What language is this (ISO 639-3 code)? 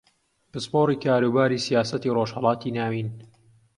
ckb